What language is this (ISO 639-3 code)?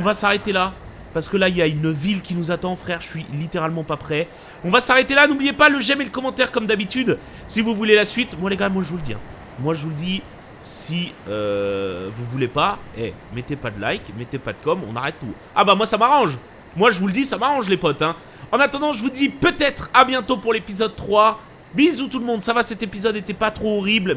fra